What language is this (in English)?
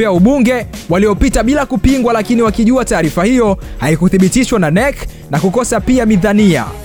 Swahili